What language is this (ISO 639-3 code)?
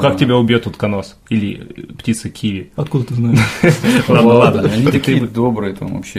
rus